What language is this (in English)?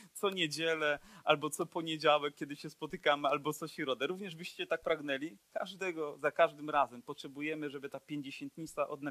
Polish